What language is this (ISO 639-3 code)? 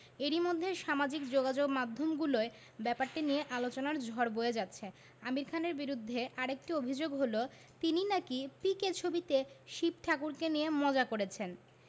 ben